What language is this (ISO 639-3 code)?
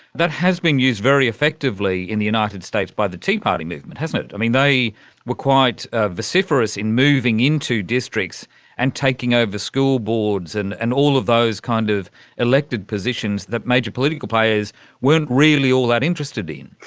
eng